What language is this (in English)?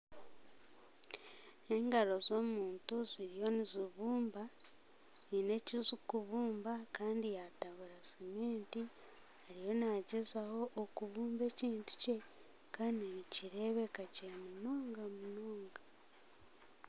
Nyankole